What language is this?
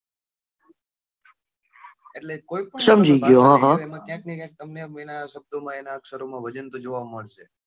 Gujarati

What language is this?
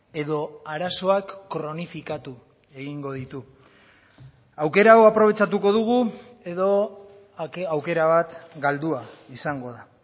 Basque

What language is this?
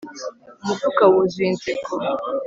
Kinyarwanda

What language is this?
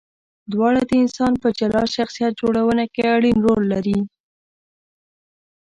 Pashto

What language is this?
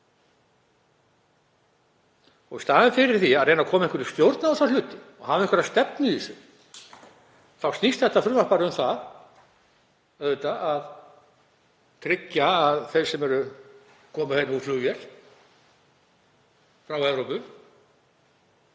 Icelandic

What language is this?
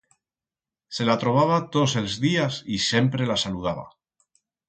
Aragonese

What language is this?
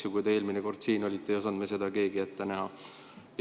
Estonian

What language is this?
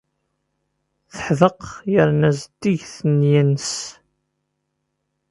Kabyle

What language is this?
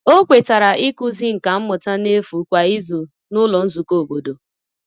Igbo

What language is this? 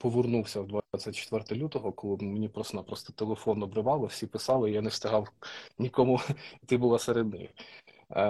Ukrainian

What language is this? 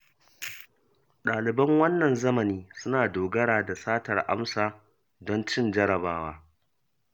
Hausa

